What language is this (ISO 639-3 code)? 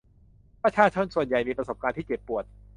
tha